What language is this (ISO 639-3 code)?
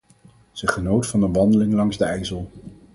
nld